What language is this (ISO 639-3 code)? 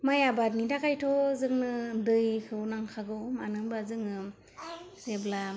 brx